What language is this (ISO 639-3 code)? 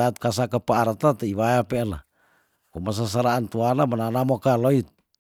tdn